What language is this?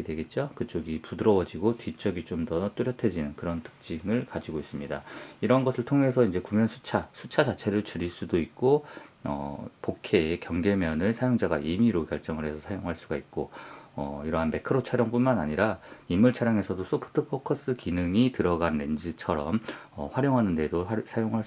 Korean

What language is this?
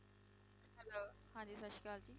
Punjabi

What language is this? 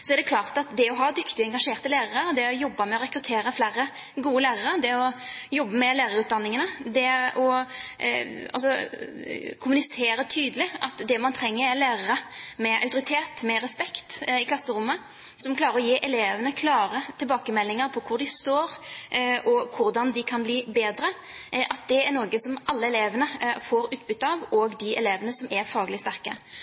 Norwegian Bokmål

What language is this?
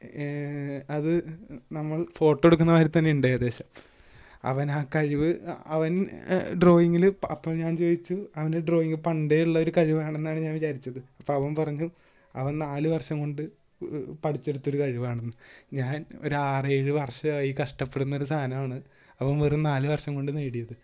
Malayalam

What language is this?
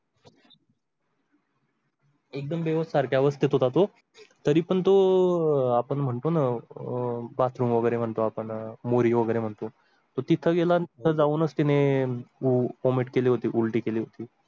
Marathi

